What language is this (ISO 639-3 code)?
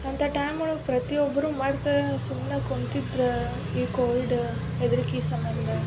kan